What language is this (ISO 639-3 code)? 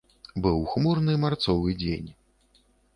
bel